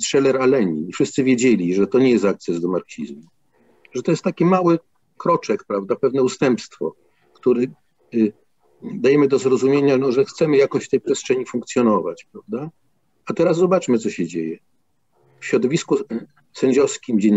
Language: Polish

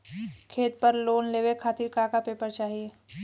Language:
Bhojpuri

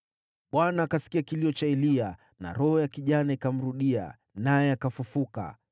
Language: Swahili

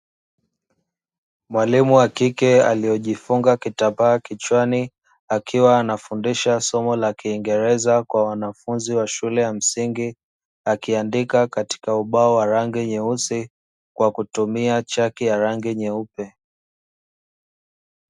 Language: Swahili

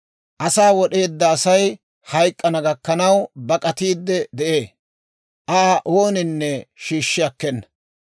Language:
Dawro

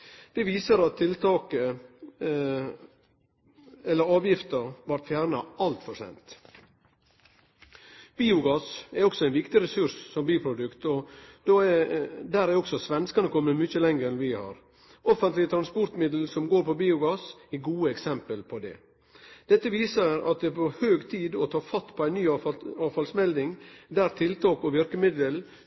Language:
Norwegian Nynorsk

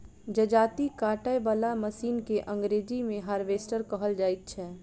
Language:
Maithili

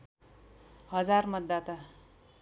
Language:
Nepali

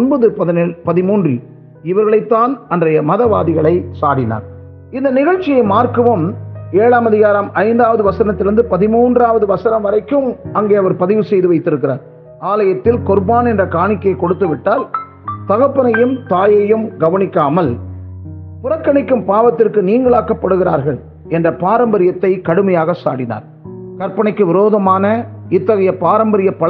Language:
Tamil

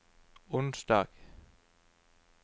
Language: Norwegian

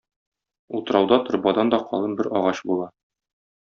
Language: Tatar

